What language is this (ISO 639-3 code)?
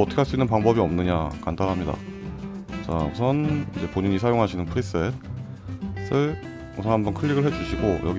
kor